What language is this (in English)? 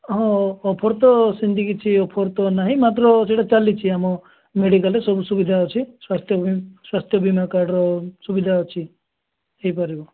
Odia